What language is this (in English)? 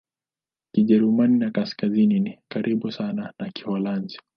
Swahili